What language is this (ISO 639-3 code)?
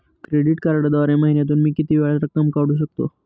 mar